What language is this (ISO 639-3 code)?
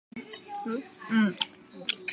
zho